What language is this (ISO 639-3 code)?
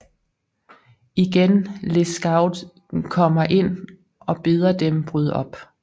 dan